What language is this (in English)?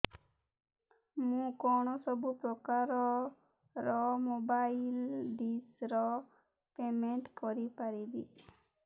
Odia